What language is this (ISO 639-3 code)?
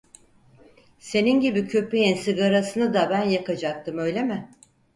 tur